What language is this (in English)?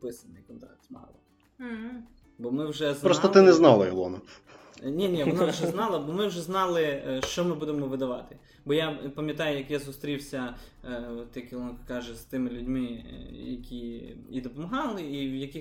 Ukrainian